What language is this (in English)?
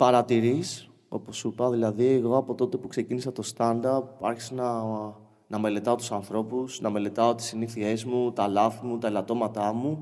Greek